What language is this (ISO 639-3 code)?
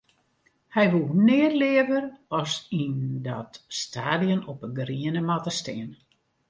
fry